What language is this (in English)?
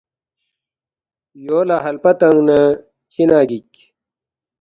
Balti